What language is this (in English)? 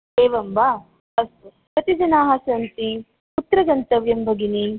Sanskrit